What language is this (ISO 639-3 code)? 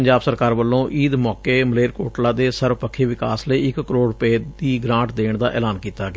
pan